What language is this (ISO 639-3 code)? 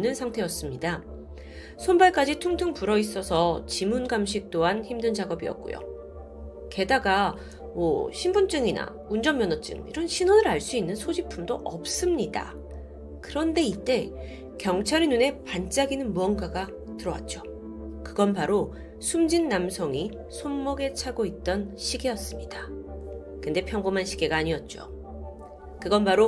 kor